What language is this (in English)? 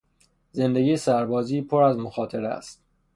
Persian